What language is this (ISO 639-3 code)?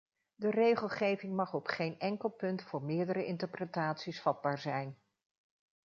nld